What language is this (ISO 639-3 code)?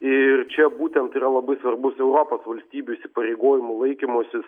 lit